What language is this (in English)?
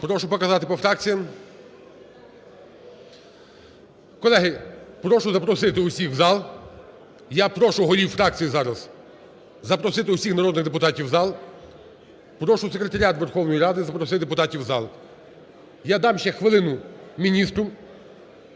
Ukrainian